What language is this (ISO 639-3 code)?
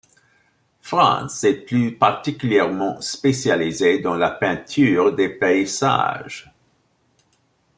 fra